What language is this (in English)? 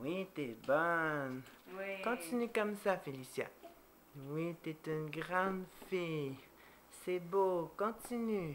French